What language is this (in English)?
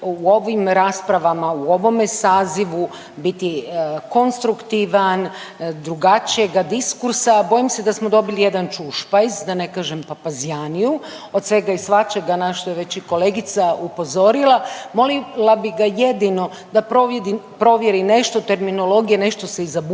Croatian